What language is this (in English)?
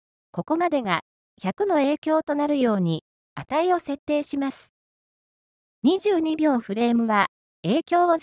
Japanese